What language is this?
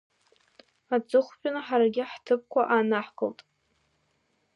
Abkhazian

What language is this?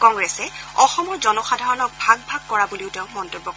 Assamese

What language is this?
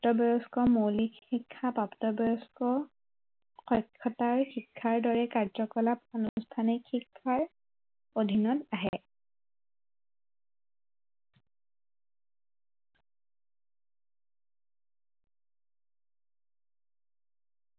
Assamese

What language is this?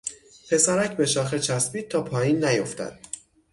Persian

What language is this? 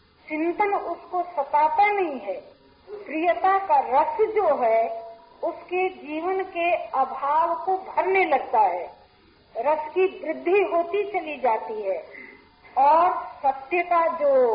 Hindi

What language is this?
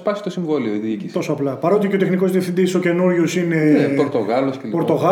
Greek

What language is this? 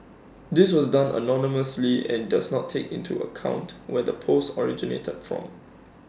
English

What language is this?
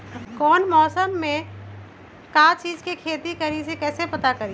Magahi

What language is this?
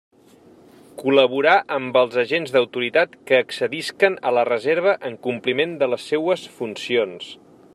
Catalan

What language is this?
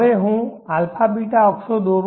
Gujarati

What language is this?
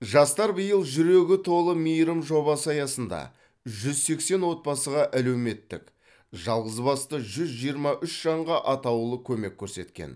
Kazakh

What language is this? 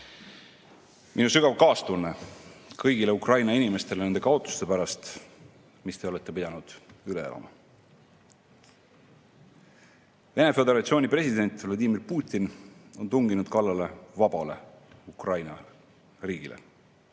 Estonian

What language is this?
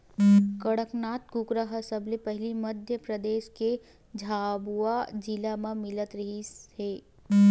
Chhattisgarhi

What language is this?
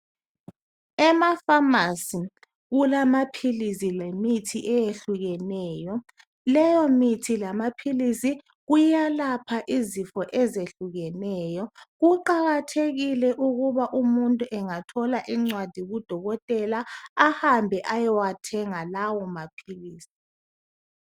North Ndebele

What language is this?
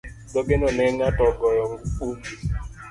Luo (Kenya and Tanzania)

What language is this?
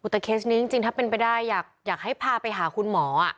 Thai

